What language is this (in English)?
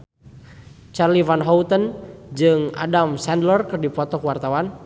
Sundanese